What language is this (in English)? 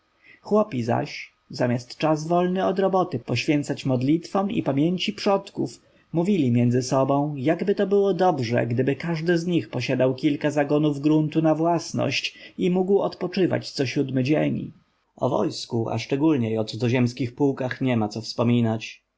Polish